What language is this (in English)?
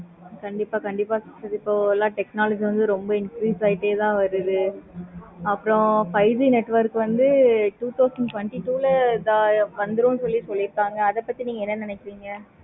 Tamil